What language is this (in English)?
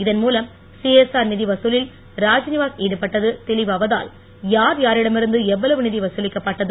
Tamil